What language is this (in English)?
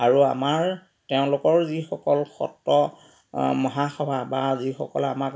Assamese